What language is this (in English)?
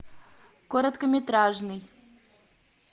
Russian